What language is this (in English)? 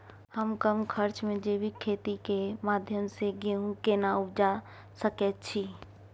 Maithili